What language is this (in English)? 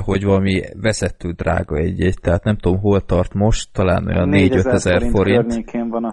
Hungarian